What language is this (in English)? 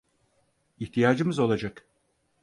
Turkish